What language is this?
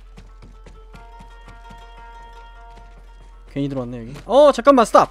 Korean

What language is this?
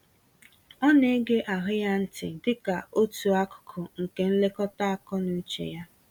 Igbo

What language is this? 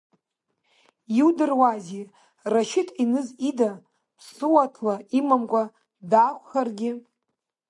Abkhazian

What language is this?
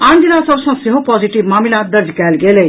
Maithili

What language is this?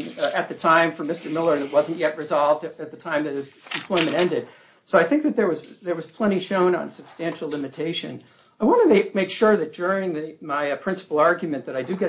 English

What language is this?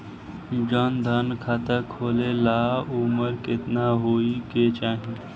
Bhojpuri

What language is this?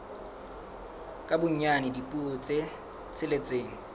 Southern Sotho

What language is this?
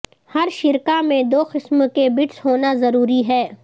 Urdu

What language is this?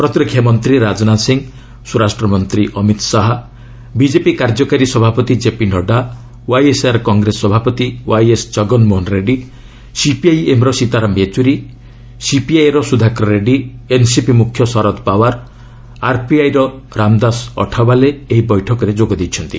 Odia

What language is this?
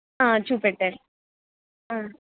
Telugu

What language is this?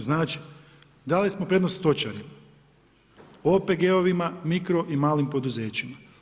Croatian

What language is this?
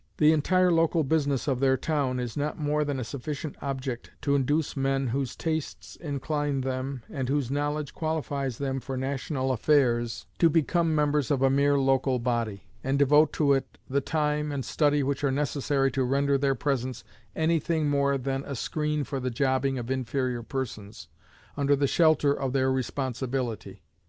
English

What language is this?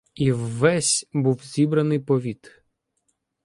Ukrainian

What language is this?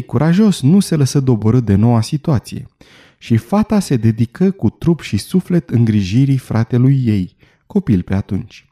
Romanian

